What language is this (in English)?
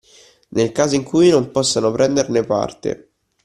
Italian